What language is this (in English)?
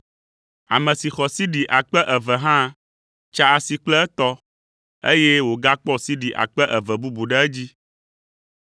Ewe